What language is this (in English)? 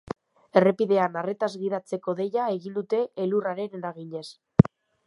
Basque